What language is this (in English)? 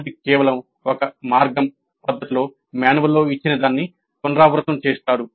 Telugu